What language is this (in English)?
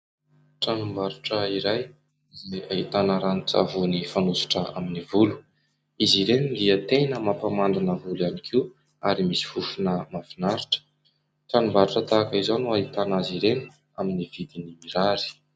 Malagasy